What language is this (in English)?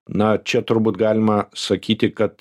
Lithuanian